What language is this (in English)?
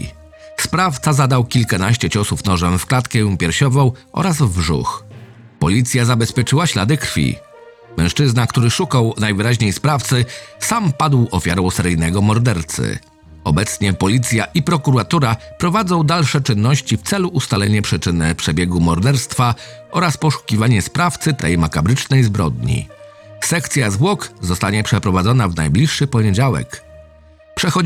Polish